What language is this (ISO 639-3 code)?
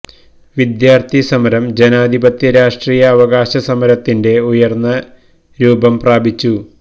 mal